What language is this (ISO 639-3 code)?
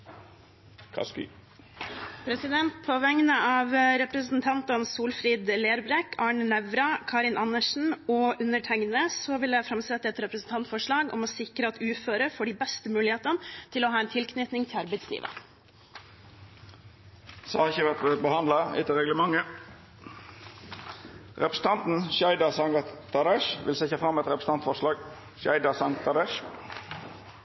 nor